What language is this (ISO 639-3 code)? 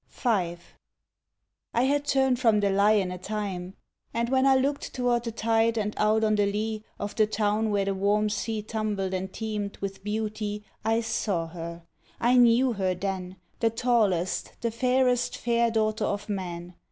eng